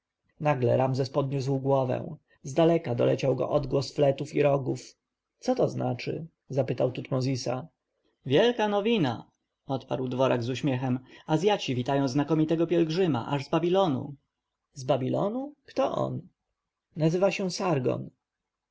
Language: Polish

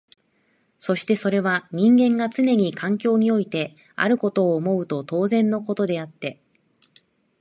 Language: Japanese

